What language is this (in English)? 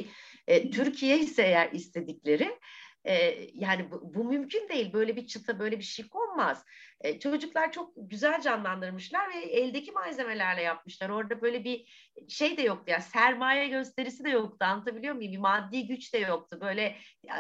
Turkish